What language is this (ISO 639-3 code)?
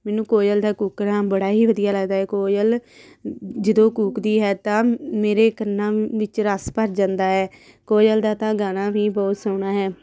pan